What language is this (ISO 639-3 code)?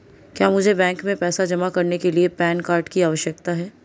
hin